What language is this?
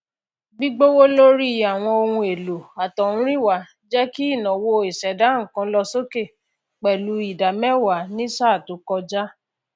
Yoruba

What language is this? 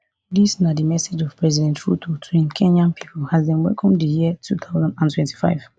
Nigerian Pidgin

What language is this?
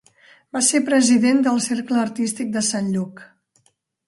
Catalan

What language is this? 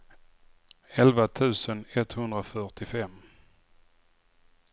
Swedish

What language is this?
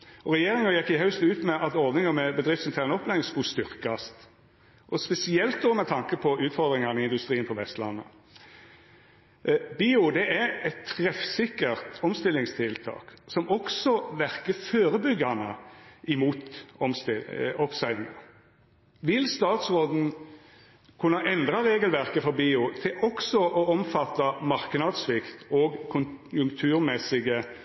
Norwegian Nynorsk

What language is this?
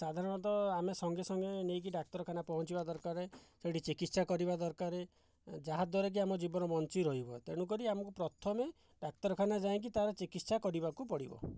Odia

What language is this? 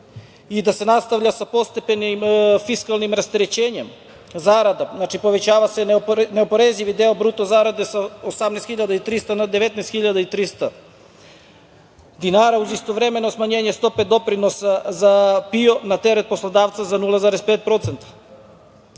Serbian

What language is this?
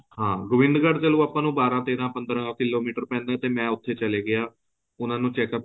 Punjabi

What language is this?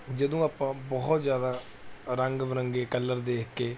Punjabi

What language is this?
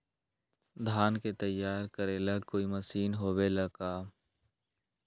Magahi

